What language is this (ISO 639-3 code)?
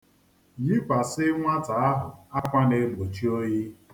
ibo